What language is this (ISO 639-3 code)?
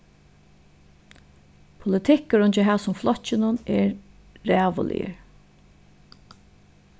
fao